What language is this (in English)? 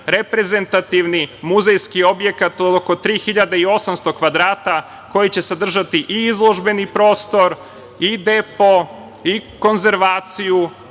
Serbian